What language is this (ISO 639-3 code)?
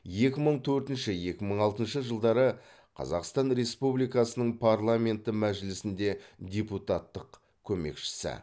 kaz